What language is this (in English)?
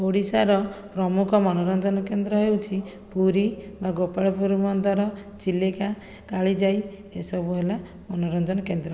Odia